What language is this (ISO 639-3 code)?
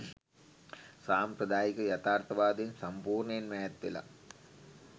sin